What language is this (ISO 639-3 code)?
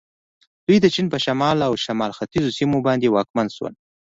pus